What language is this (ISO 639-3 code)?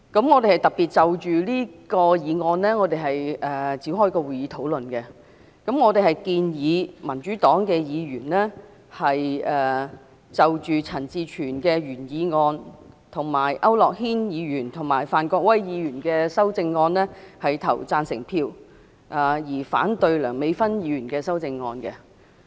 yue